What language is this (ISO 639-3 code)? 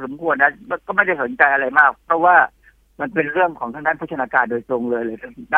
tha